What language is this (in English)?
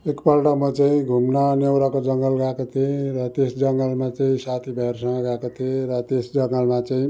Nepali